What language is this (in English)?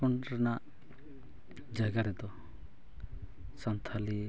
Santali